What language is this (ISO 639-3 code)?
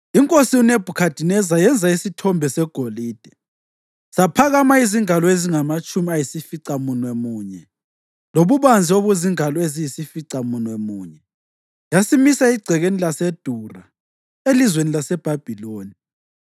nde